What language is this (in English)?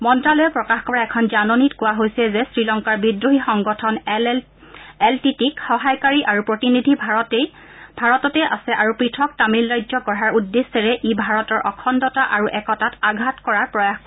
Assamese